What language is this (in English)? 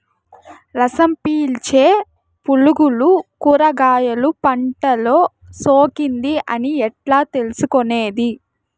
Telugu